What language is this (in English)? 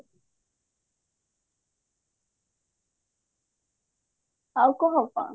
Odia